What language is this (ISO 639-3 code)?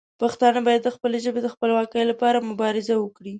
pus